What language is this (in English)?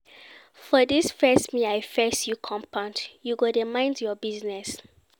Nigerian Pidgin